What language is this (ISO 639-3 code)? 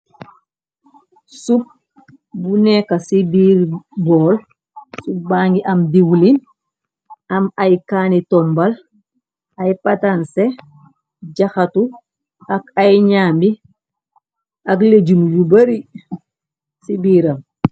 wol